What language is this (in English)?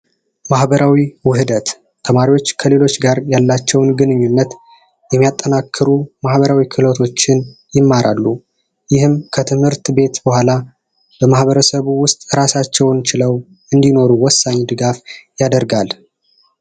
Amharic